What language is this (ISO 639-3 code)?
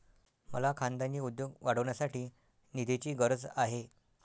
mar